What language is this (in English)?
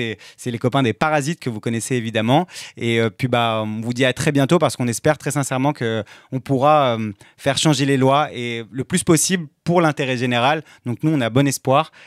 French